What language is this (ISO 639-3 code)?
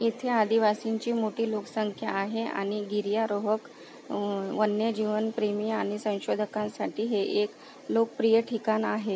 mar